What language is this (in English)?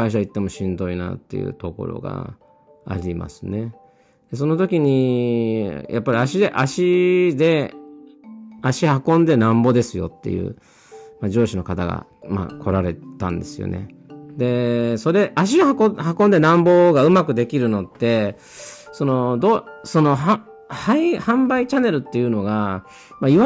Japanese